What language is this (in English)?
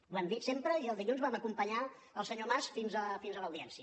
Catalan